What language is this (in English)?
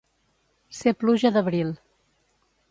Catalan